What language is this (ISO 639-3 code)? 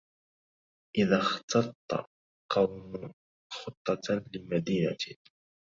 ara